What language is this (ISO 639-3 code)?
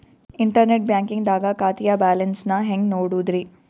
kan